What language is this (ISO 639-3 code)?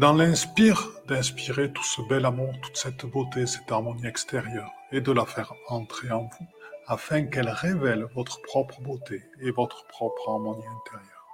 fra